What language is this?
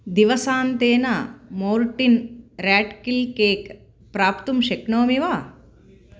Sanskrit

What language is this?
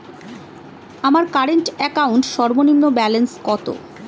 Bangla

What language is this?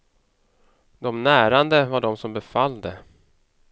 Swedish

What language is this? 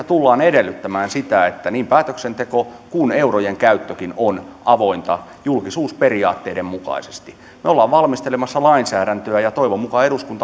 Finnish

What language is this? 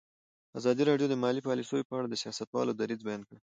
Pashto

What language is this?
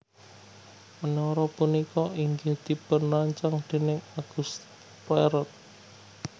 Javanese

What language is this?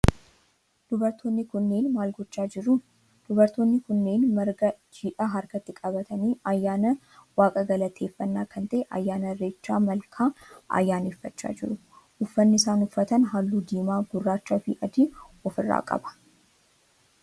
Oromo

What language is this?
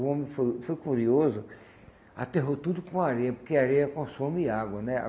Portuguese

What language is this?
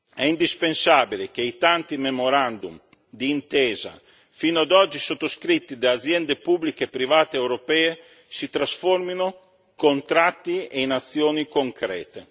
Italian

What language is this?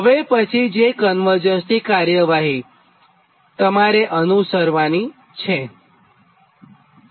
Gujarati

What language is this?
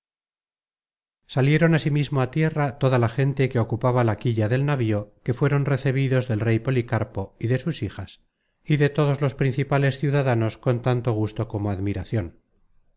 Spanish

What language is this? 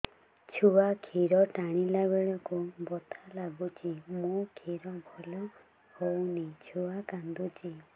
Odia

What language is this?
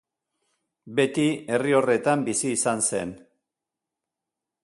Basque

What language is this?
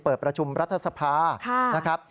Thai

